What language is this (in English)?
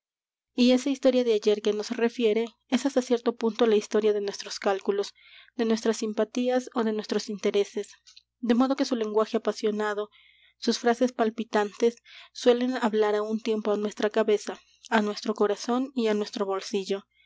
Spanish